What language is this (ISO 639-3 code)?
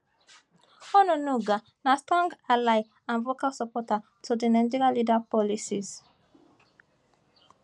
pcm